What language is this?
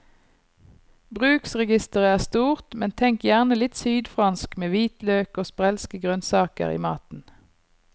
Norwegian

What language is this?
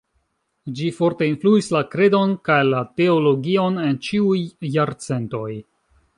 Esperanto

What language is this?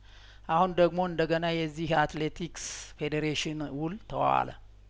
Amharic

